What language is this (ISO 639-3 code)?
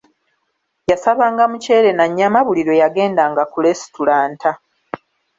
lug